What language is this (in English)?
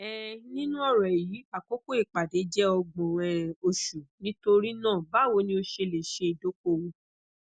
Yoruba